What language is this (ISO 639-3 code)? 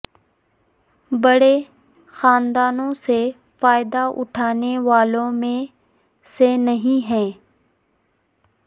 urd